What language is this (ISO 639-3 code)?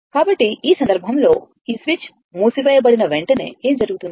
tel